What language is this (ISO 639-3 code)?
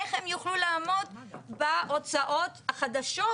heb